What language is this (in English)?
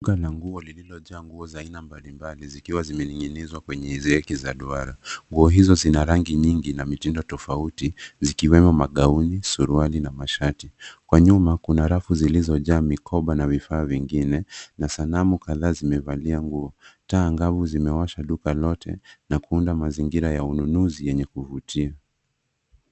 Swahili